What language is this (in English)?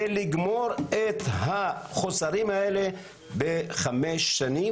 Hebrew